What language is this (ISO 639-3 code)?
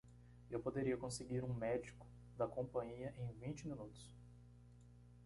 por